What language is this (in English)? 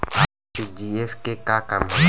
Bhojpuri